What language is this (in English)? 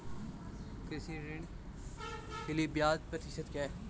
Hindi